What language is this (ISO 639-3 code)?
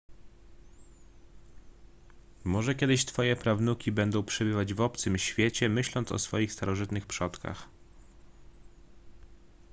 pol